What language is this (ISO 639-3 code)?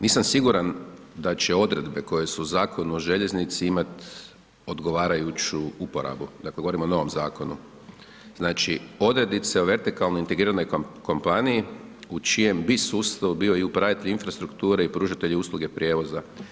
hrv